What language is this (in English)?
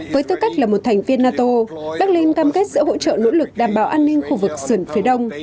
Vietnamese